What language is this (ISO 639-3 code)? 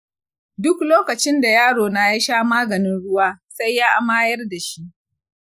hau